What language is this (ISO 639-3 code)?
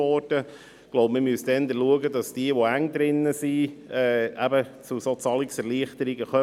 gsw